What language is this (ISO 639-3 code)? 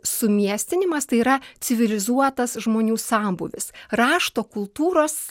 lit